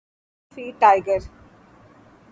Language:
Urdu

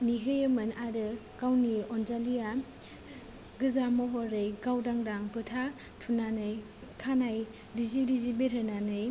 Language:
Bodo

